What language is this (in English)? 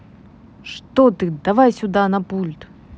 Russian